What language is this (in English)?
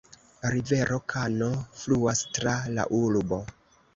Esperanto